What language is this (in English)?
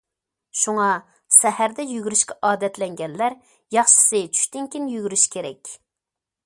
Uyghur